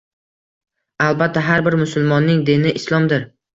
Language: Uzbek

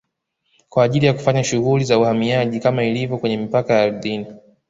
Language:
Swahili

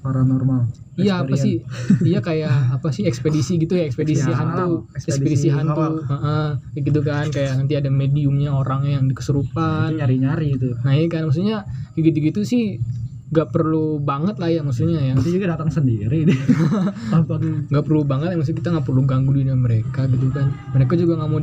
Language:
Indonesian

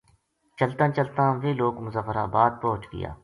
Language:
Gujari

